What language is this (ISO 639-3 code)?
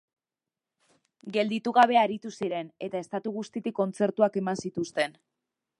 eus